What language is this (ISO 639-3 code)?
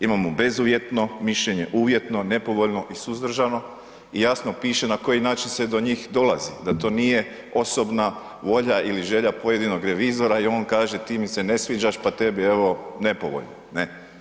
hrv